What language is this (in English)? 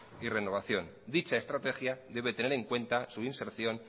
Spanish